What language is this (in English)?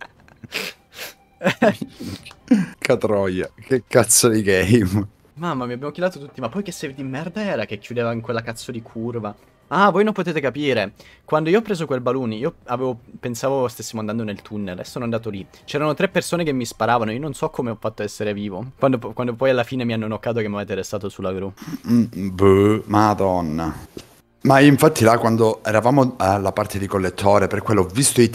Italian